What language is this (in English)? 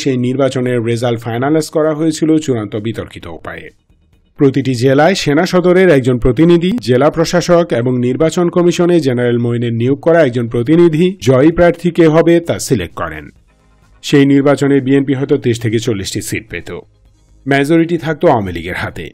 Bangla